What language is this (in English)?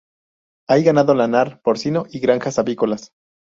Spanish